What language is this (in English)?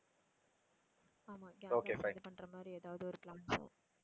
Tamil